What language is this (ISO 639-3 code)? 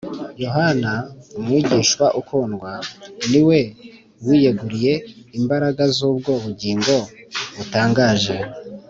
kin